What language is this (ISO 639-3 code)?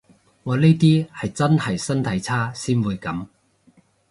yue